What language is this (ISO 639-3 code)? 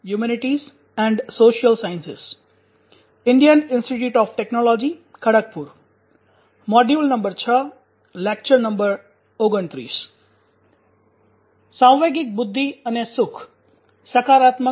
guj